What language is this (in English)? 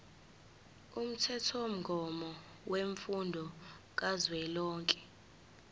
Zulu